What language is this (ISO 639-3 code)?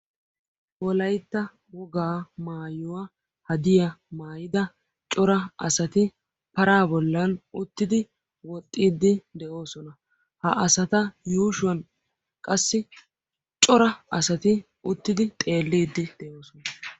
wal